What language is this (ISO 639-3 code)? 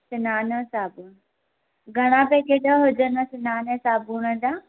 snd